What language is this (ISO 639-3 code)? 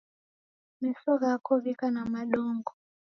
dav